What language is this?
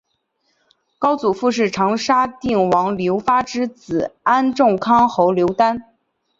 Chinese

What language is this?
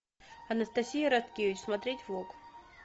Russian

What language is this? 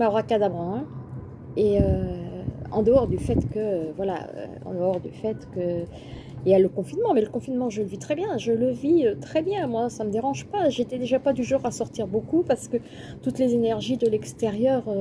French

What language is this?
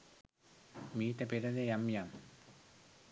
Sinhala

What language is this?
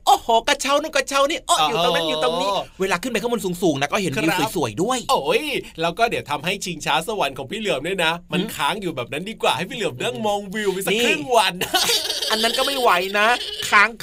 Thai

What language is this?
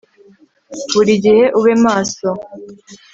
Kinyarwanda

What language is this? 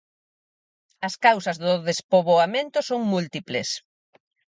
Galician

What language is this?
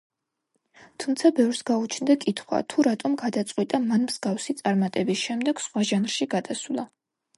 Georgian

